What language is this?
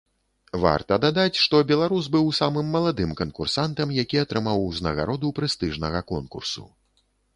Belarusian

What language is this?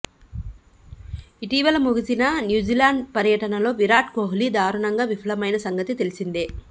Telugu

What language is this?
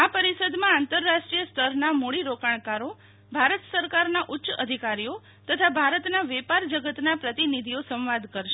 Gujarati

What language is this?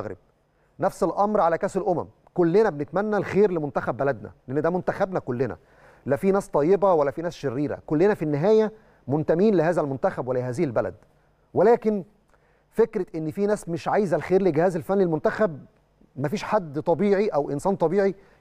Arabic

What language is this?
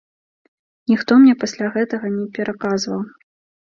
Belarusian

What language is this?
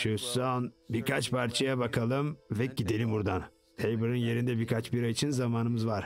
Turkish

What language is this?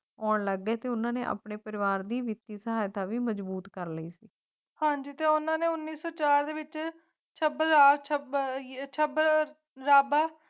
Punjabi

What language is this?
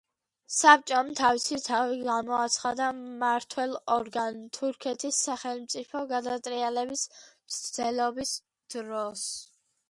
Georgian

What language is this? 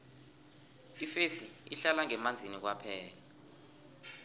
South Ndebele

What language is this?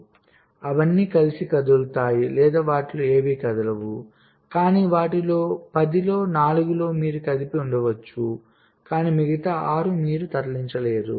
Telugu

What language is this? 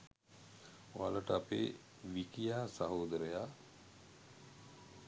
Sinhala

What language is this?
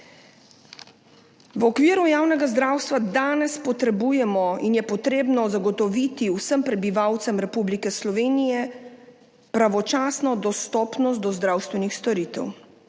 Slovenian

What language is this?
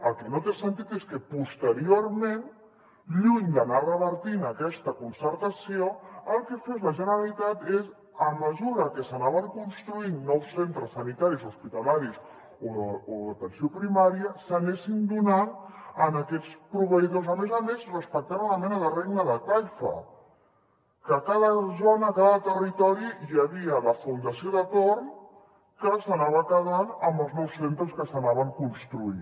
Catalan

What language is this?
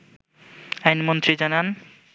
Bangla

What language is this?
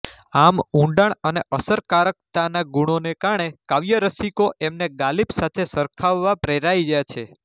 Gujarati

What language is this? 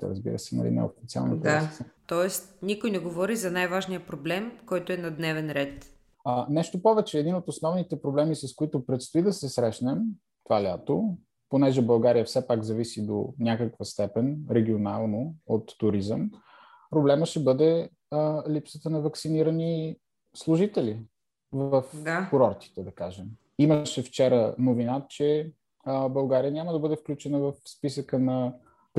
Bulgarian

